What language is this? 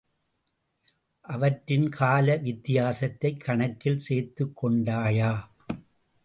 Tamil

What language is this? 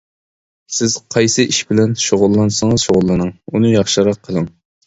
Uyghur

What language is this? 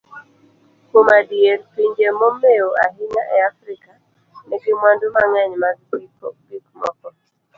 Luo (Kenya and Tanzania)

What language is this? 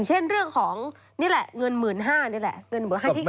Thai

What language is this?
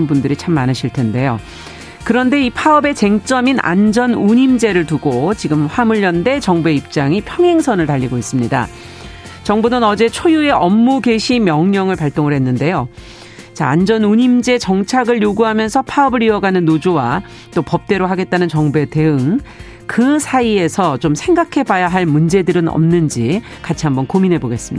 Korean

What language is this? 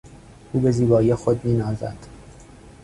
Persian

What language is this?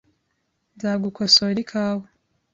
Kinyarwanda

